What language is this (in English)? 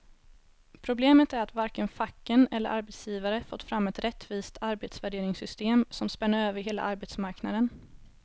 Swedish